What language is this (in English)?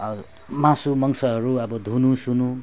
Nepali